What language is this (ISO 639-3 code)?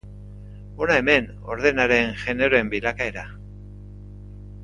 eus